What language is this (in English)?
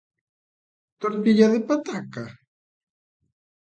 Galician